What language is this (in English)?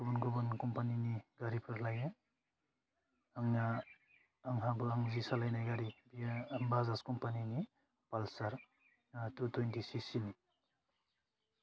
Bodo